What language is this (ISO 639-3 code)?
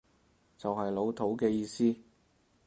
yue